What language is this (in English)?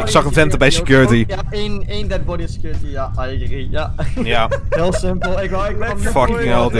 Dutch